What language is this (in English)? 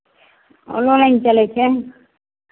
Maithili